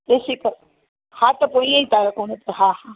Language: Sindhi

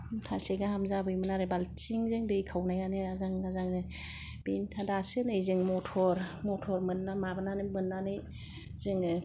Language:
Bodo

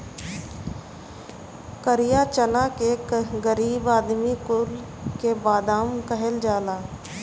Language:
Bhojpuri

